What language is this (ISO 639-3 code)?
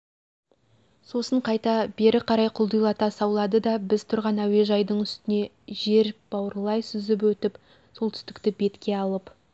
kaz